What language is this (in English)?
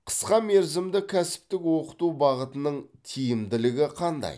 Kazakh